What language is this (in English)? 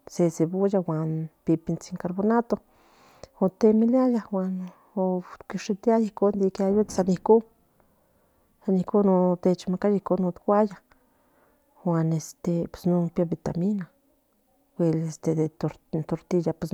Central Nahuatl